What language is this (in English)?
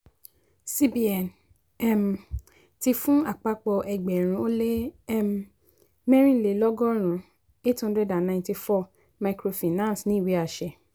Yoruba